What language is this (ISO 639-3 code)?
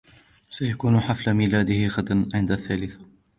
ara